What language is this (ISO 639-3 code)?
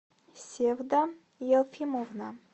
rus